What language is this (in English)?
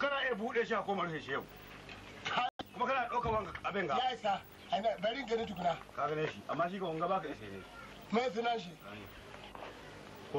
Arabic